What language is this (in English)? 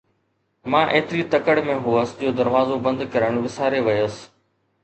Sindhi